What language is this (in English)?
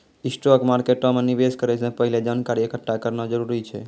Maithili